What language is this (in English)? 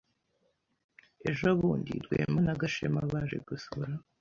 Kinyarwanda